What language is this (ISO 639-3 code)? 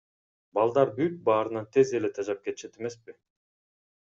kir